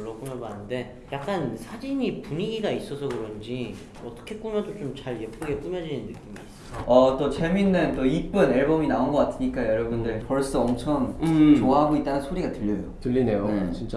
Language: Korean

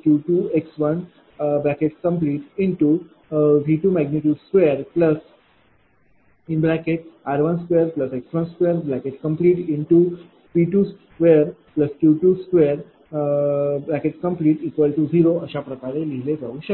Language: Marathi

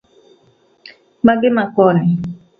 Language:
Luo (Kenya and Tanzania)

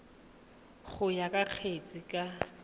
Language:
Tswana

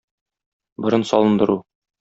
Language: Tatar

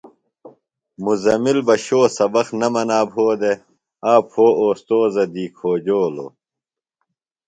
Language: Phalura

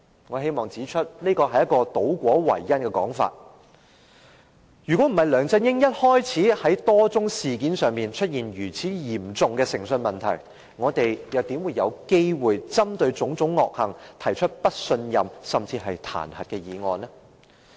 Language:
Cantonese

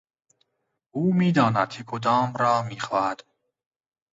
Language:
Persian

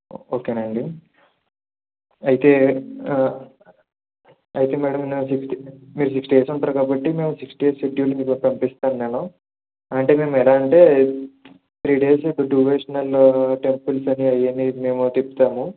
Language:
Telugu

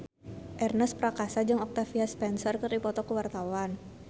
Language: Sundanese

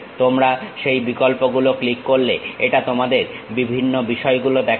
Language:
Bangla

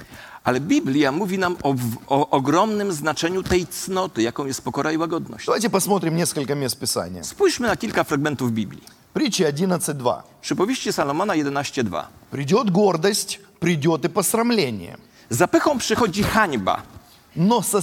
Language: Polish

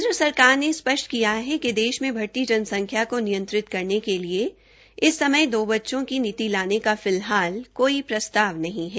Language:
Hindi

